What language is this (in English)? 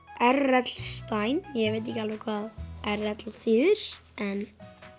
Icelandic